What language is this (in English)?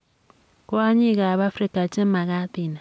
Kalenjin